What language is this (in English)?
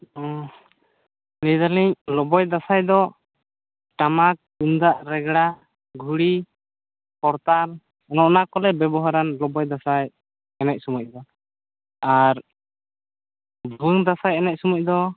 Santali